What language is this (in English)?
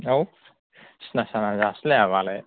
Bodo